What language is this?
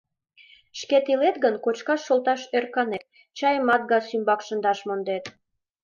Mari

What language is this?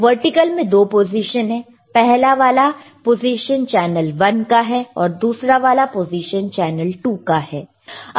Hindi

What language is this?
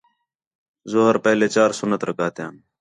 Khetrani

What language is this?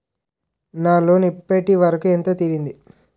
Telugu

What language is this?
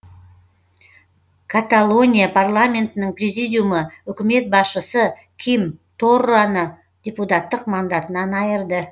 Kazakh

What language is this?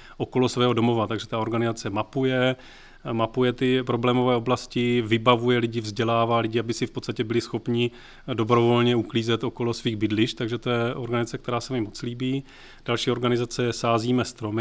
Czech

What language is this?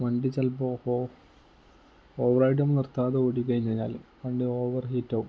Malayalam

